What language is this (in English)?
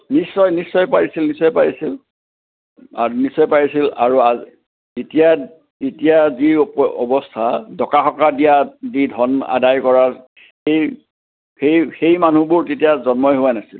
Assamese